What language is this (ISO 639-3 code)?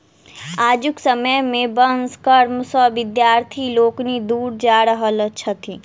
mai